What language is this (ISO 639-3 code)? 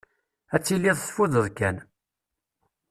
kab